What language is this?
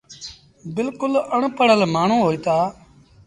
Sindhi Bhil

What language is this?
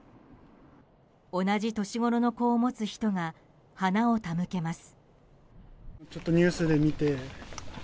Japanese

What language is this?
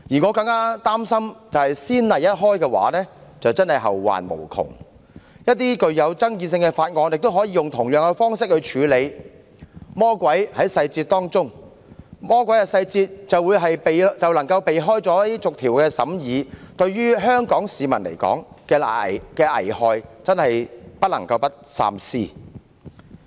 Cantonese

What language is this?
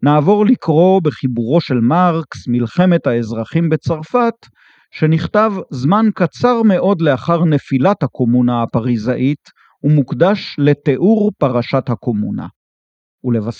Hebrew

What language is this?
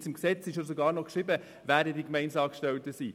Swiss German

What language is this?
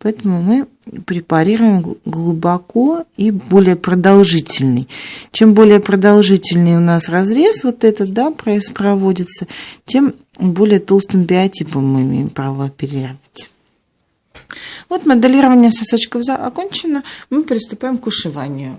Russian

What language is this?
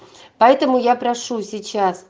Russian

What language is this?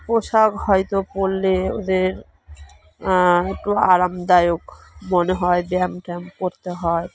Bangla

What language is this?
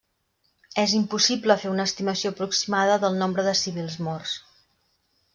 Catalan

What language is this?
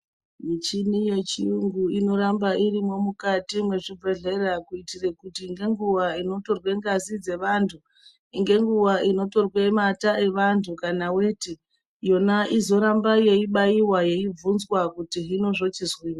Ndau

